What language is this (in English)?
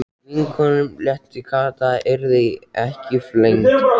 Icelandic